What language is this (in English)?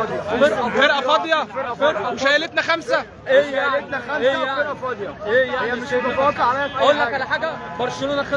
Arabic